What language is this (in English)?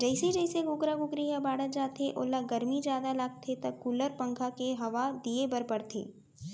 Chhattisgarhi